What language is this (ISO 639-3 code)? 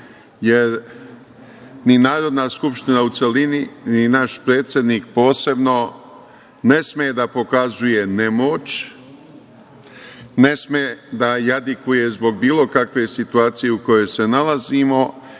srp